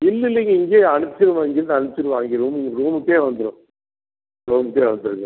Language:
Tamil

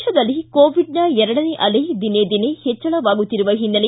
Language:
Kannada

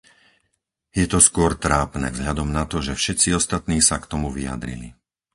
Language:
Slovak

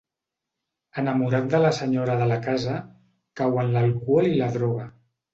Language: Catalan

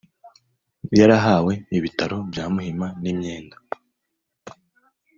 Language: Kinyarwanda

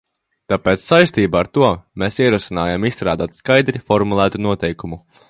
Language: Latvian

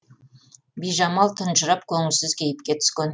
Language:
Kazakh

